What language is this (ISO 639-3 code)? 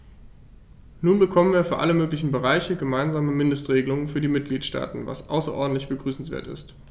deu